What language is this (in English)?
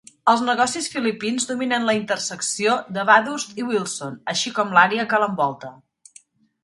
Catalan